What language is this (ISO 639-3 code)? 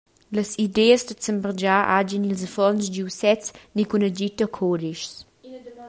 roh